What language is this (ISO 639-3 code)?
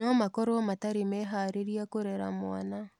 kik